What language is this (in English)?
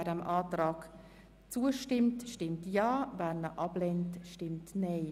Swiss German